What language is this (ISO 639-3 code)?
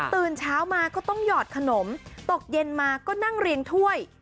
tha